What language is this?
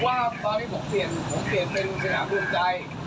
Thai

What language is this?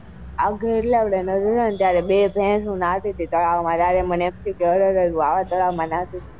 Gujarati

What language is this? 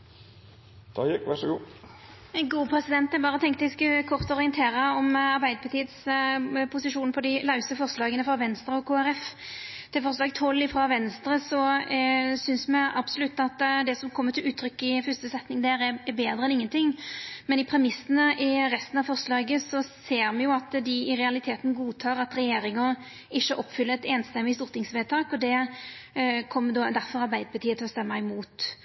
Norwegian Nynorsk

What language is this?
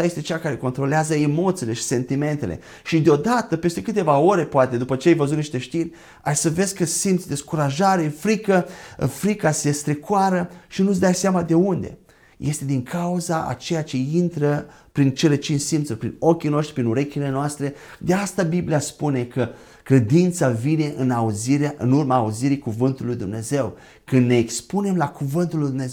Romanian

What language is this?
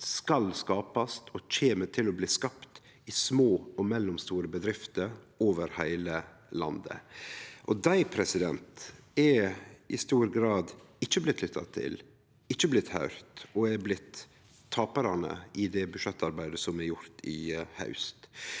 Norwegian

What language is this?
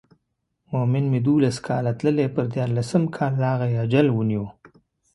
Pashto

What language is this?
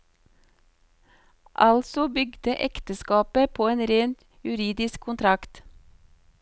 Norwegian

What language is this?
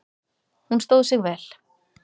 Icelandic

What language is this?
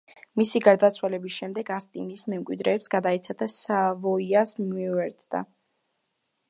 Georgian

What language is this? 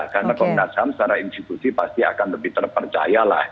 Indonesian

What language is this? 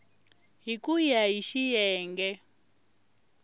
Tsonga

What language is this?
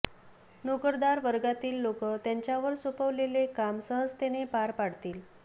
Marathi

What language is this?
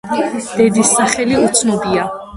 Georgian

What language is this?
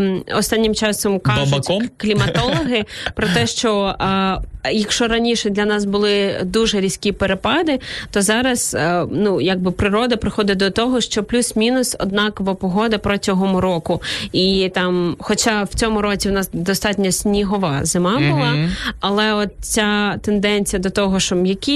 Ukrainian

